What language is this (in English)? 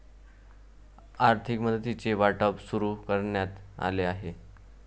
Marathi